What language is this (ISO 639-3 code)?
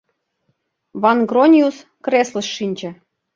chm